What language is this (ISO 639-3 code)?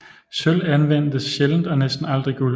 dan